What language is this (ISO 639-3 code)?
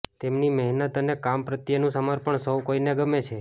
guj